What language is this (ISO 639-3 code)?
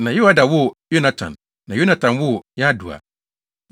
aka